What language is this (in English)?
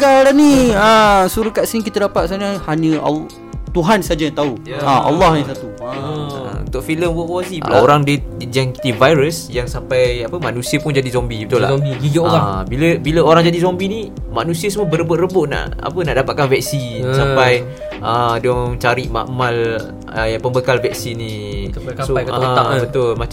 Malay